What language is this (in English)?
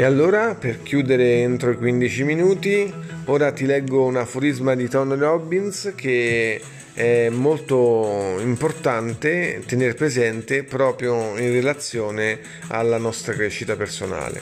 Italian